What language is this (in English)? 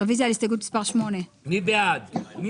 Hebrew